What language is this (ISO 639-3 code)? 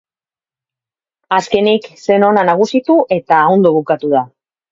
eus